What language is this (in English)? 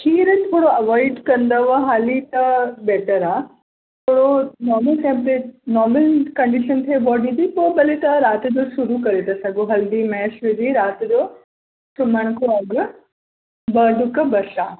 Sindhi